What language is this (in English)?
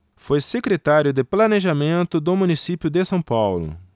Portuguese